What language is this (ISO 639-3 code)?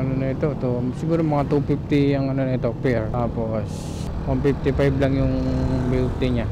fil